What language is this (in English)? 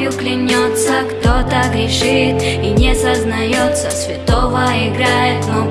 Russian